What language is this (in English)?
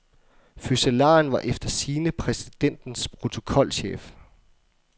Danish